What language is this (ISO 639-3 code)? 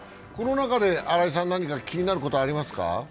jpn